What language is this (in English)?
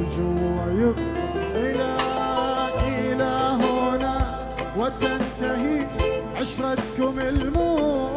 Arabic